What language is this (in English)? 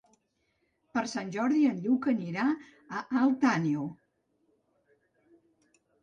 Catalan